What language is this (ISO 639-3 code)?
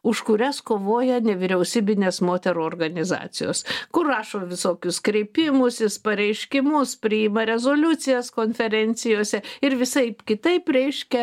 lit